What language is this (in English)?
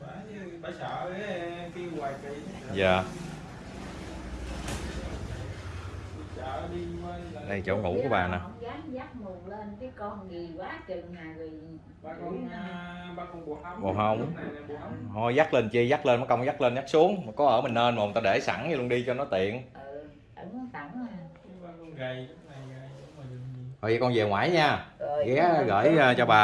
Vietnamese